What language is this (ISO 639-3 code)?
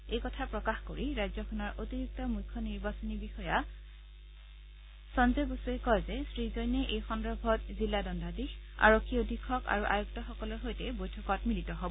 asm